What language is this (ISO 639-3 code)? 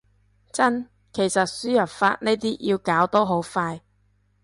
yue